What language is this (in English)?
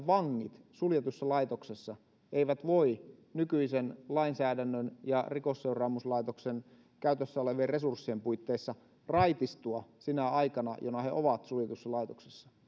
Finnish